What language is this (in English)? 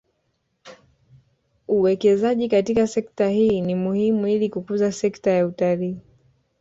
Swahili